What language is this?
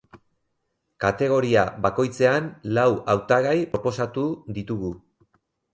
Basque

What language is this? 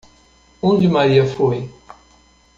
Portuguese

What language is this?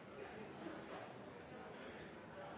Norwegian Nynorsk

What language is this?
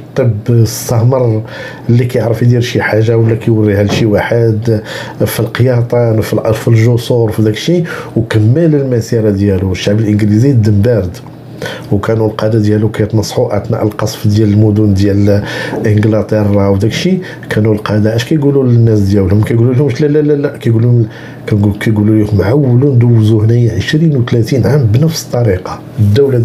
Arabic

